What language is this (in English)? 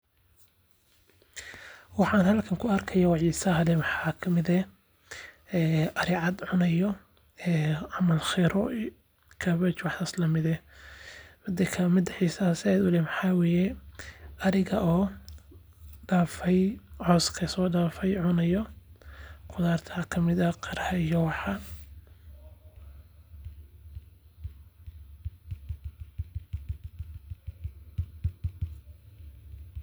Somali